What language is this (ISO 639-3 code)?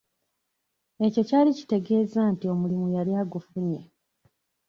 lug